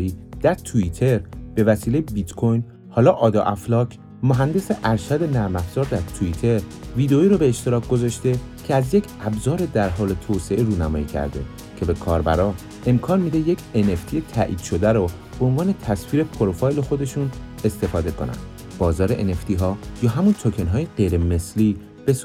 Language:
Persian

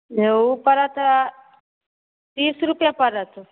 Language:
Maithili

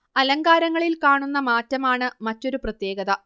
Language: Malayalam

